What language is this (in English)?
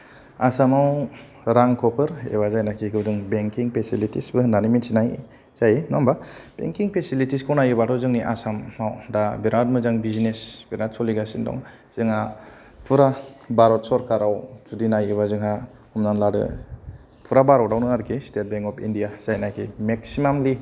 Bodo